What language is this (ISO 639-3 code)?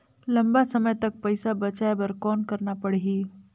hne